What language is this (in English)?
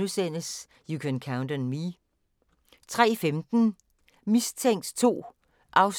Danish